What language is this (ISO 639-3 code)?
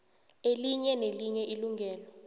nbl